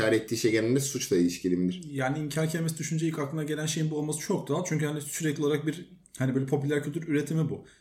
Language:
Turkish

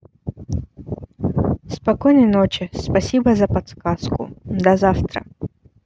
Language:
Russian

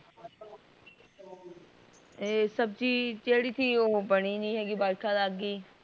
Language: Punjabi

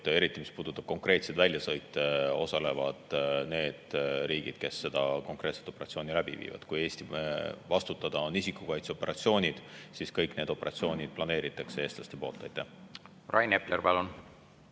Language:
Estonian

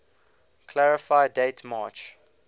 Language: English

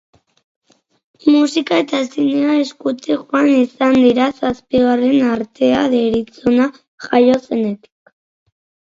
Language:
Basque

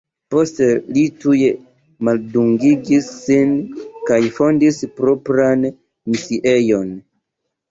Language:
Esperanto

